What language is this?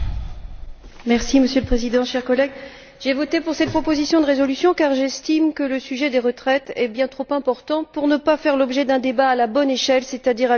French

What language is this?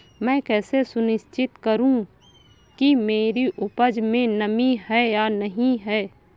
Hindi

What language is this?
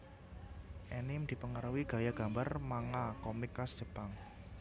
Javanese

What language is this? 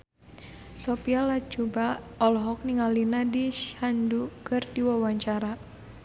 Sundanese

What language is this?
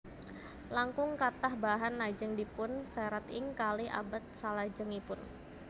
Javanese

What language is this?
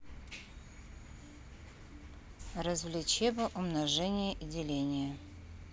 Russian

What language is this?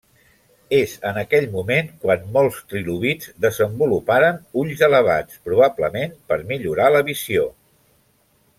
Catalan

